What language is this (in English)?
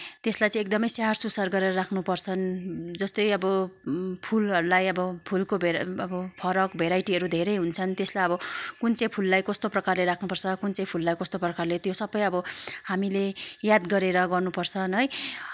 Nepali